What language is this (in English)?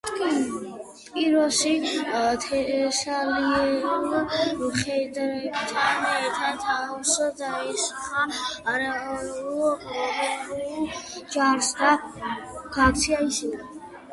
Georgian